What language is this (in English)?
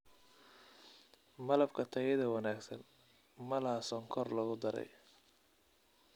Somali